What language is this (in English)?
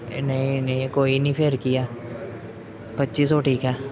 Punjabi